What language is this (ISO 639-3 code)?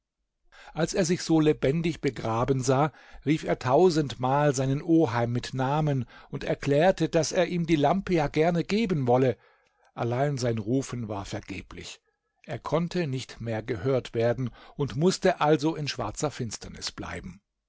deu